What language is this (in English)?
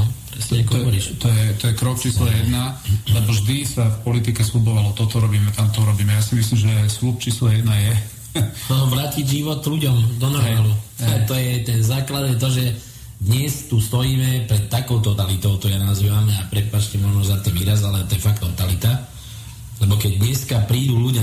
Slovak